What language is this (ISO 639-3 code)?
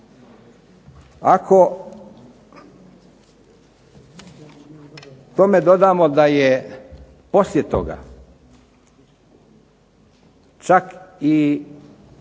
hrv